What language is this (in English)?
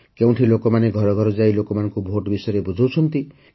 Odia